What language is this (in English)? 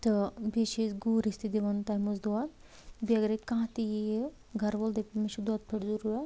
Kashmiri